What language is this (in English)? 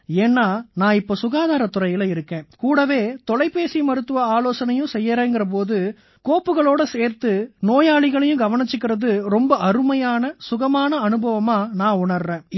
Tamil